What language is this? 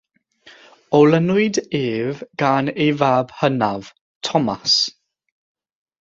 Welsh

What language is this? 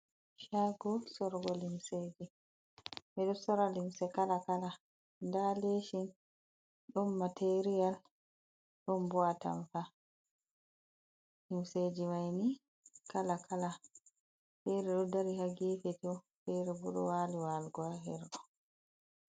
Fula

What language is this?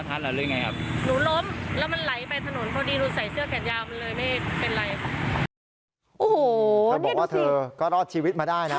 Thai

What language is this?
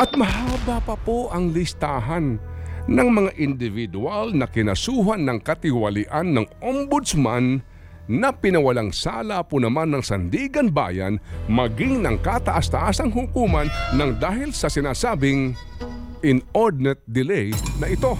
Filipino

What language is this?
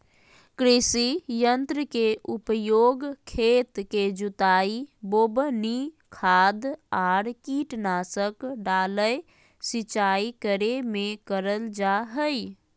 Magahi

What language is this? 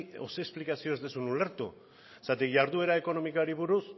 Basque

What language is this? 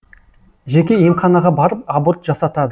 Kazakh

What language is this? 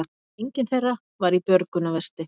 Icelandic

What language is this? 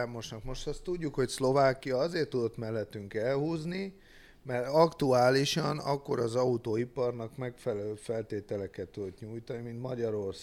Hungarian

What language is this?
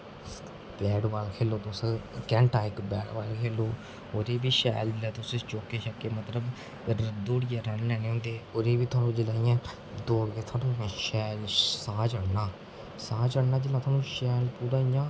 Dogri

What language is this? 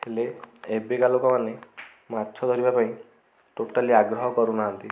Odia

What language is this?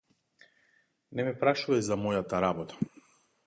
Macedonian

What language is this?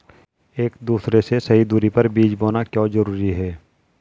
Hindi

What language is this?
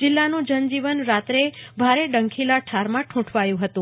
Gujarati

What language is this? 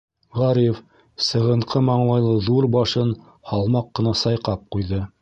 Bashkir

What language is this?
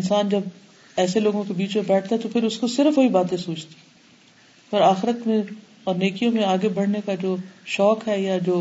Urdu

